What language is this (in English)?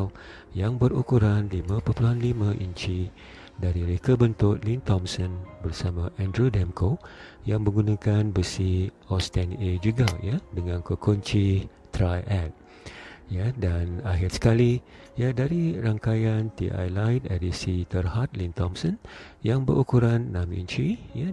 Malay